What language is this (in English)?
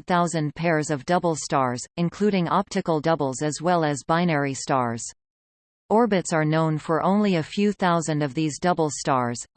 English